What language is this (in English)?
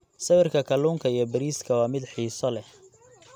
Somali